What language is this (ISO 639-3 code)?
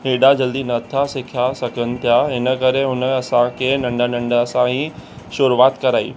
snd